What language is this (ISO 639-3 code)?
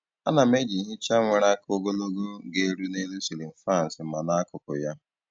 ibo